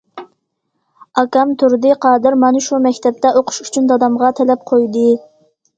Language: Uyghur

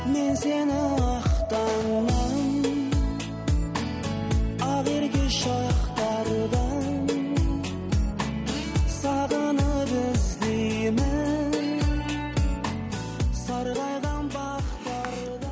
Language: Kazakh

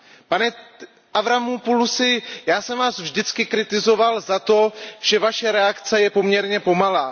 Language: Czech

